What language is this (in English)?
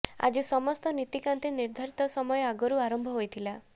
Odia